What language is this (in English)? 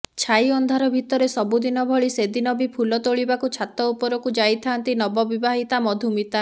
Odia